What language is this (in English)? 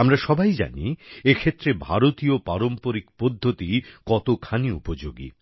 Bangla